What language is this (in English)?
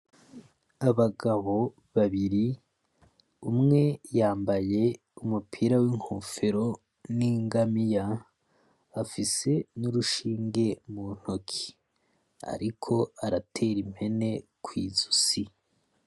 Rundi